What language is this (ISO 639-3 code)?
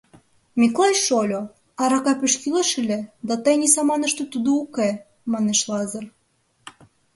chm